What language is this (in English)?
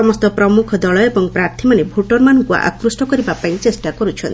Odia